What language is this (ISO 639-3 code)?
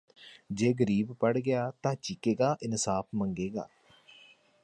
pan